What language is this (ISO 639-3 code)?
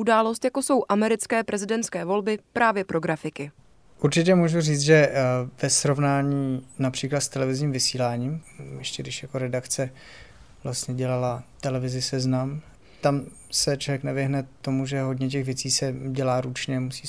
ces